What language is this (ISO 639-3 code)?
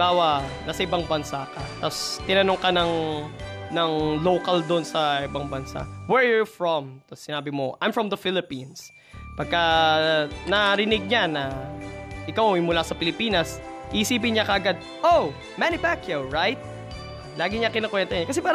fil